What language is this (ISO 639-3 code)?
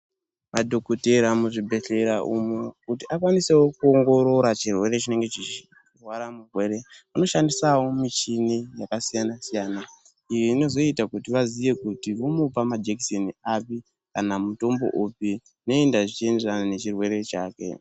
ndc